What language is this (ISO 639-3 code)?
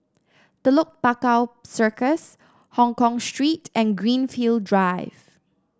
eng